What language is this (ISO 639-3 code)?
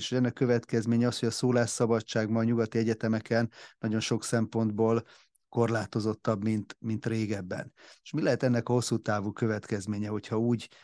hun